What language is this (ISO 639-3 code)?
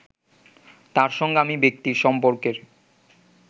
ben